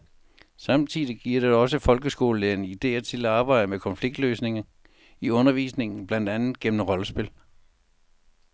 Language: Danish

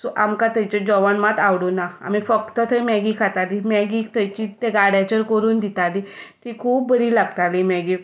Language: Konkani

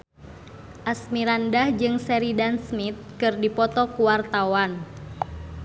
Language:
Sundanese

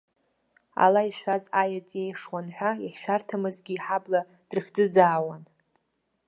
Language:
Abkhazian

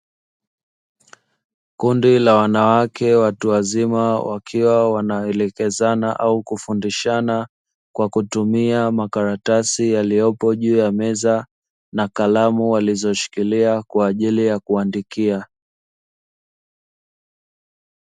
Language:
Swahili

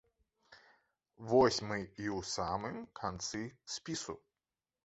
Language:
Belarusian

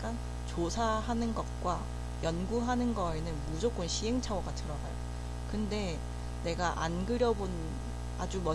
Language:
Korean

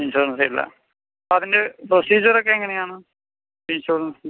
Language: Malayalam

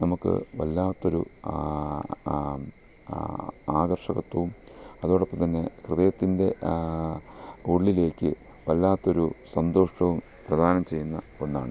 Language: Malayalam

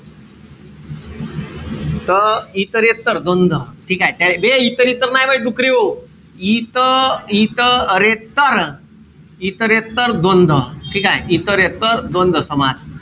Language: Marathi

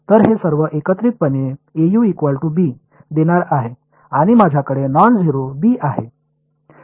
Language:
Marathi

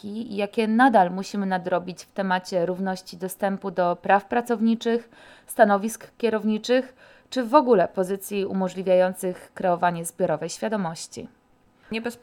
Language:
Polish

